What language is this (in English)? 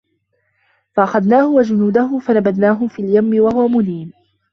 Arabic